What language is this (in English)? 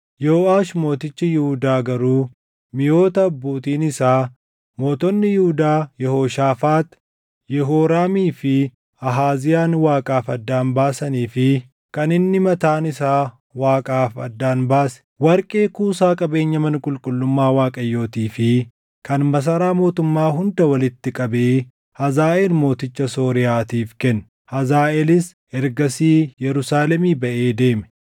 Oromo